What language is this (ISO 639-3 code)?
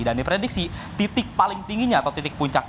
ind